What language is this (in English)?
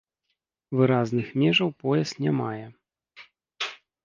Belarusian